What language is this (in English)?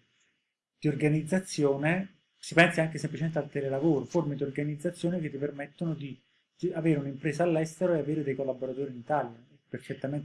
Italian